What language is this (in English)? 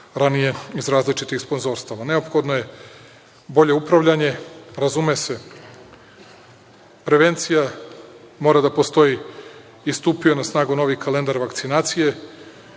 Serbian